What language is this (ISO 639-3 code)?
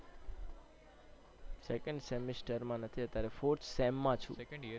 guj